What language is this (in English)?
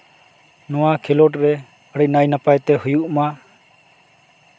Santali